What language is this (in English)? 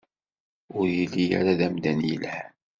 Kabyle